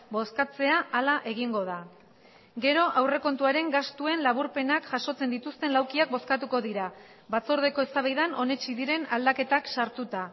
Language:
Basque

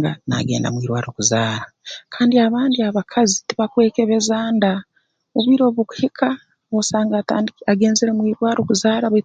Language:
Tooro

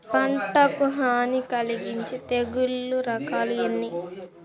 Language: Telugu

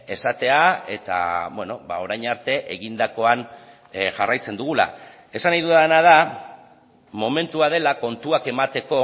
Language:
Basque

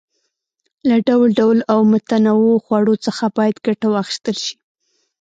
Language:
Pashto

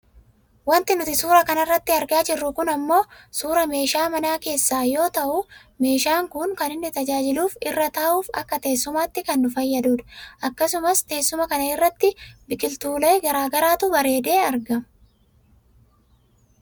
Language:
Oromo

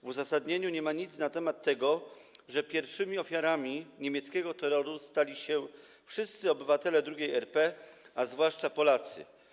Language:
Polish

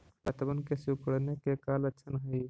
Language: Magahi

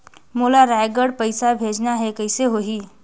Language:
Chhattisgarhi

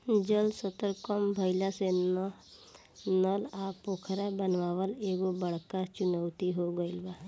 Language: Bhojpuri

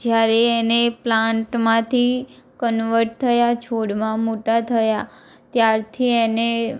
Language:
Gujarati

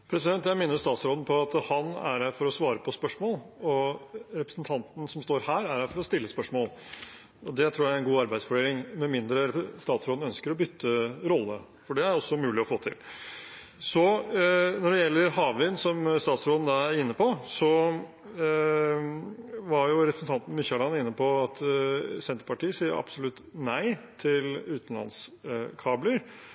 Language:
Norwegian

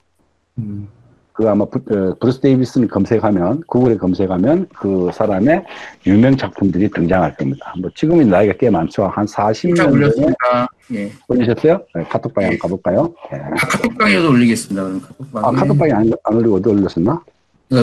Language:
Korean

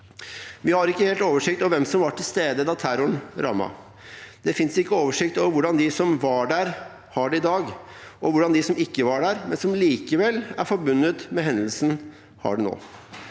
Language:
Norwegian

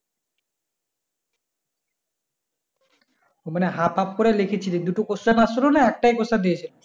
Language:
Bangla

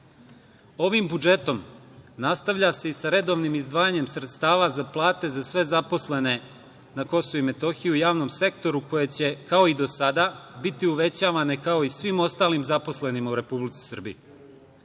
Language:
Serbian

